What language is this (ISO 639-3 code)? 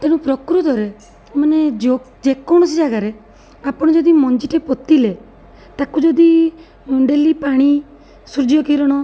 ori